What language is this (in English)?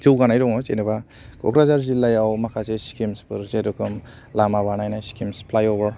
Bodo